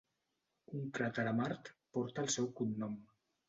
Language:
Catalan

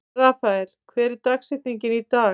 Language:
Icelandic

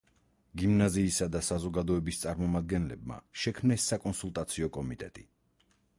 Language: Georgian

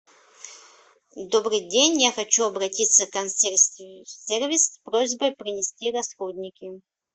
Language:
Russian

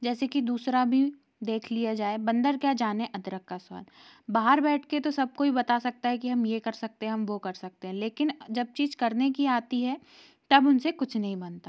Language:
Hindi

